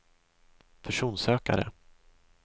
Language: Swedish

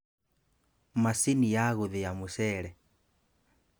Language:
Kikuyu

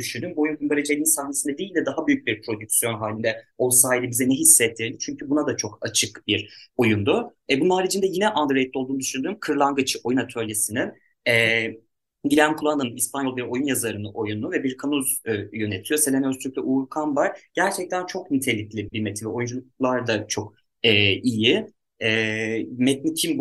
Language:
Turkish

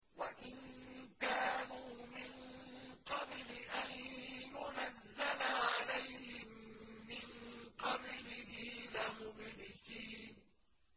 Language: Arabic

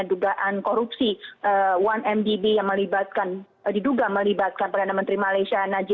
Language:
Indonesian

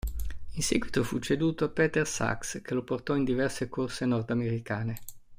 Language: Italian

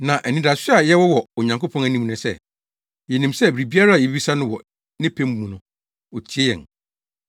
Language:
Akan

